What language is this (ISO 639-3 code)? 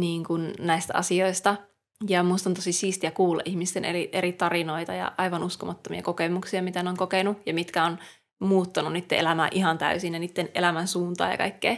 fin